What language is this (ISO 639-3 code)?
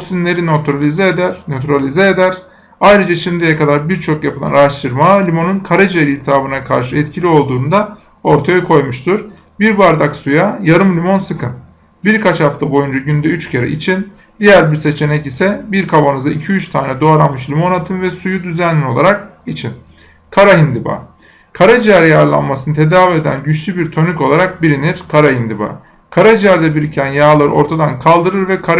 tur